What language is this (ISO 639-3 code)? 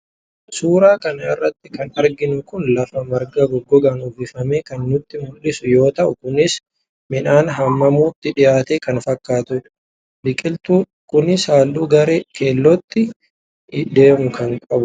orm